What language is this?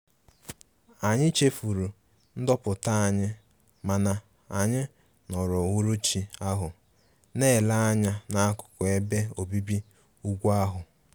Igbo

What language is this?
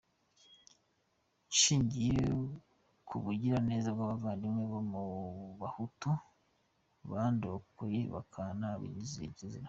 Kinyarwanda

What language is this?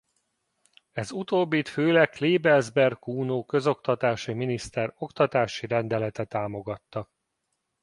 Hungarian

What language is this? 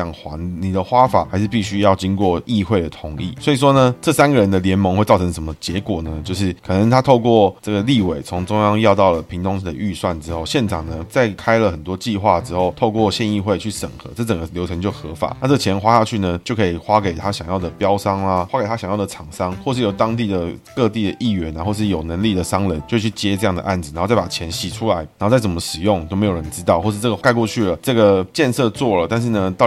Chinese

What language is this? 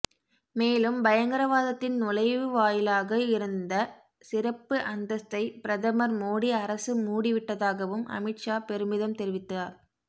Tamil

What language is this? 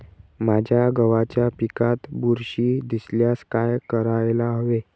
Marathi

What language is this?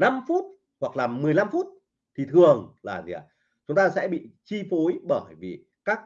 Vietnamese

